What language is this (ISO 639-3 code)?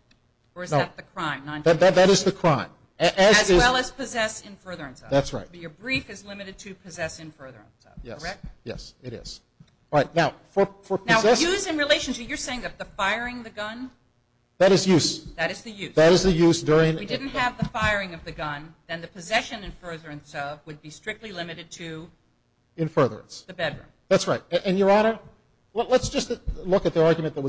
eng